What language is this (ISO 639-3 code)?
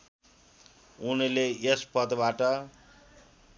nep